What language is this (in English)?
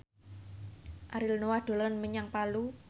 Javanese